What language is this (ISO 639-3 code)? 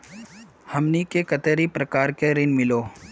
mag